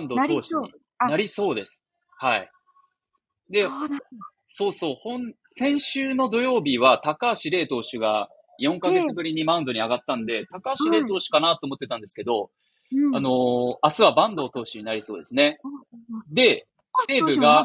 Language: Japanese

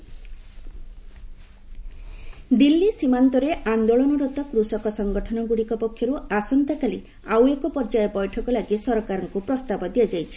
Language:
Odia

